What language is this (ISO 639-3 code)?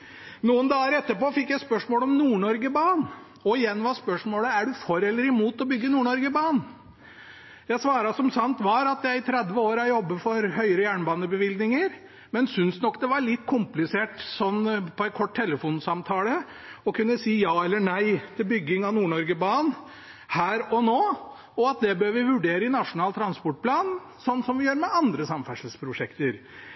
nob